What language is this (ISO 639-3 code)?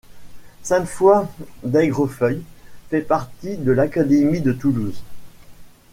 fra